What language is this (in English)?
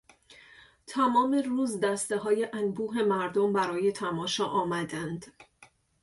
Persian